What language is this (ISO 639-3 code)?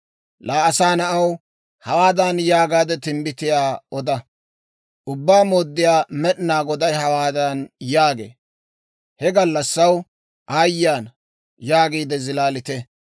dwr